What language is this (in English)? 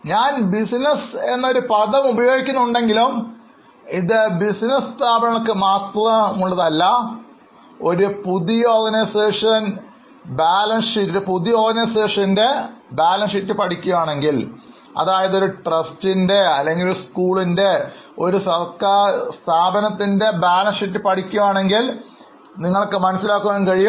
Malayalam